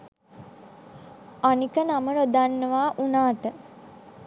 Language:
Sinhala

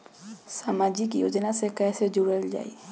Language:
Bhojpuri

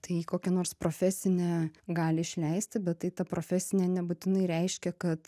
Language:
Lithuanian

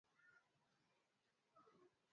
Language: Swahili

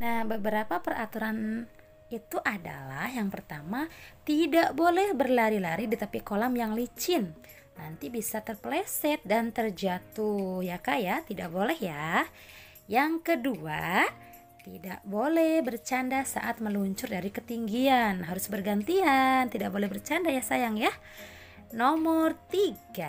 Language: Indonesian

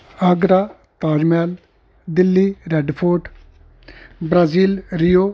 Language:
Punjabi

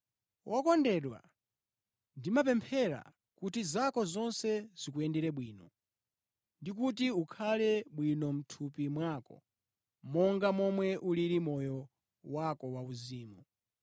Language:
Nyanja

